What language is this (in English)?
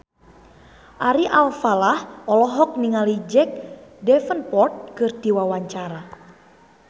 Sundanese